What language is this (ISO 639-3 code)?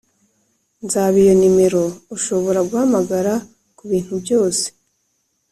kin